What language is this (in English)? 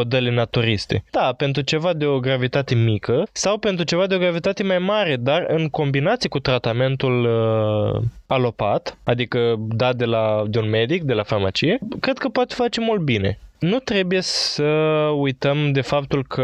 Romanian